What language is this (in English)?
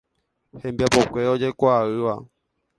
Guarani